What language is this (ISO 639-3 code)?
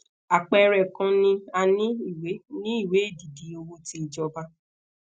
yor